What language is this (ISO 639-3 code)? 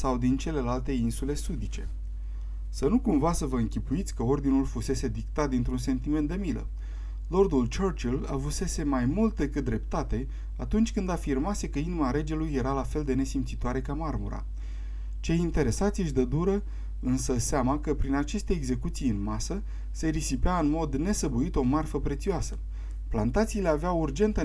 ron